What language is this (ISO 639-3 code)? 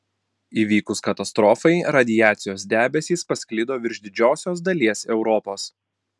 lit